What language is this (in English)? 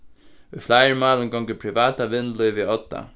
Faroese